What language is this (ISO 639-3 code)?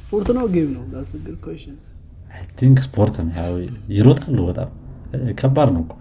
amh